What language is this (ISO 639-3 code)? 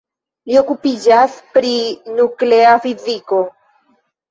epo